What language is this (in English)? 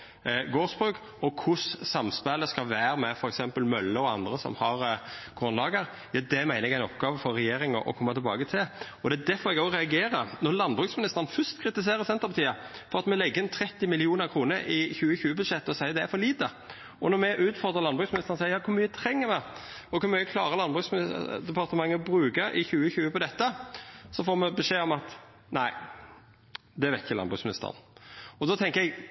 Norwegian Nynorsk